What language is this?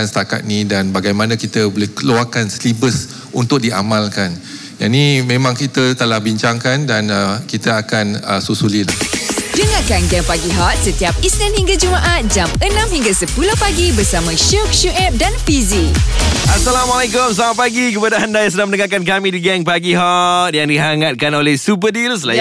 Malay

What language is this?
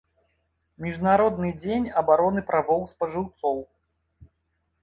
Belarusian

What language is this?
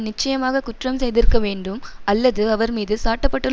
Tamil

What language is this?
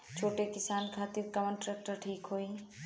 Bhojpuri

